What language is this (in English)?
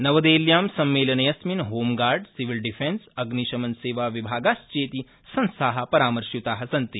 Sanskrit